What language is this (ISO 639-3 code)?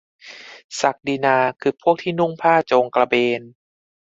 tha